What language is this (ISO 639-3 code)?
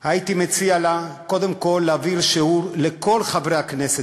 heb